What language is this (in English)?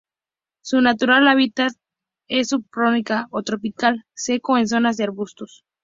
Spanish